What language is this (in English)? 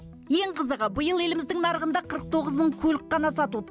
Kazakh